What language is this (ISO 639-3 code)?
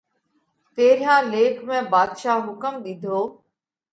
kvx